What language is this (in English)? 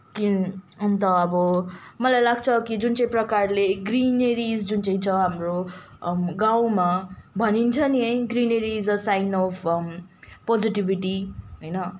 Nepali